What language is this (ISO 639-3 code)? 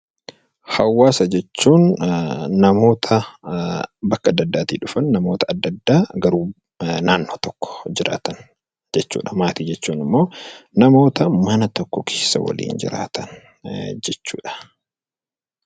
orm